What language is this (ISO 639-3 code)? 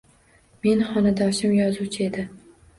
uzb